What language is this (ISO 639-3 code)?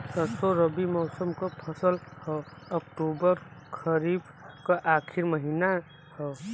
bho